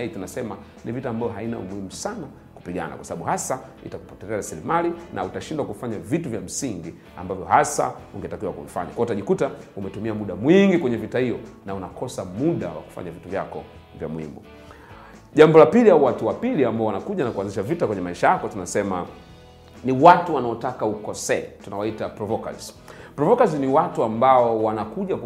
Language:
Swahili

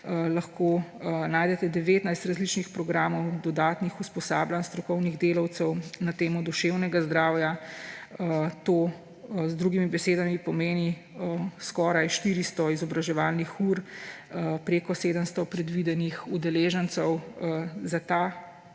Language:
Slovenian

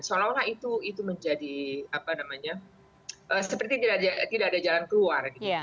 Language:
Indonesian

